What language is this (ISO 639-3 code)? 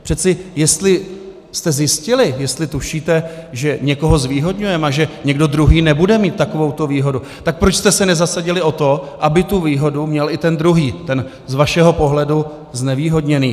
ces